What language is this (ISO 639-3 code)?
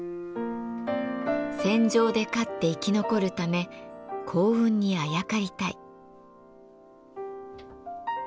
jpn